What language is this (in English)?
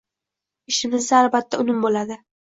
Uzbek